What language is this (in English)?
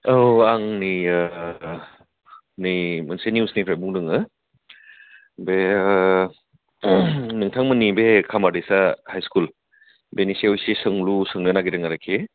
Bodo